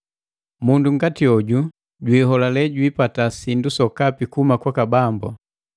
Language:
Matengo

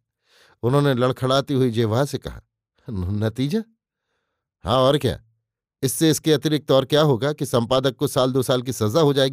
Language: Hindi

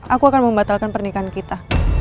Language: Indonesian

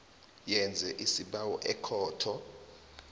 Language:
South Ndebele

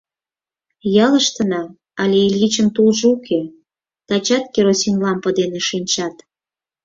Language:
Mari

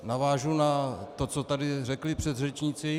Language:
Czech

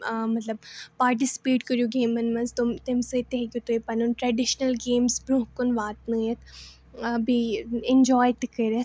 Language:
Kashmiri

